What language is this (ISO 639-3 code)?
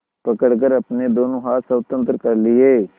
hin